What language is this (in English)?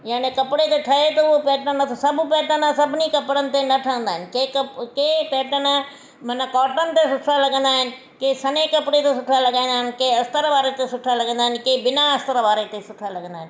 Sindhi